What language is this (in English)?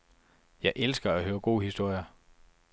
Danish